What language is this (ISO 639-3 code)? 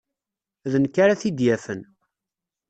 kab